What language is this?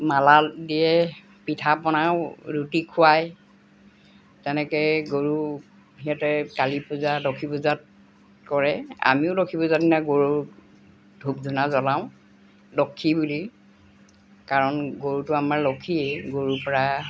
Assamese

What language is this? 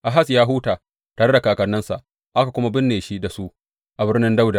Hausa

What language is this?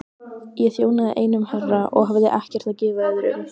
Icelandic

